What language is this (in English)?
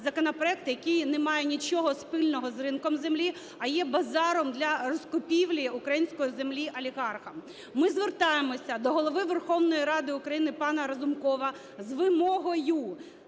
Ukrainian